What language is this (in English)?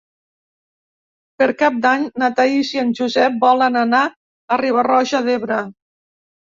Catalan